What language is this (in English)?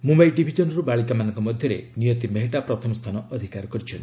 Odia